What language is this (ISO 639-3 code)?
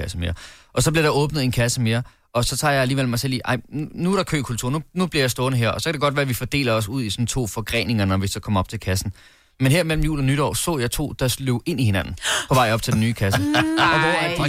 dan